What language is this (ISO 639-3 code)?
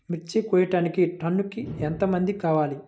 tel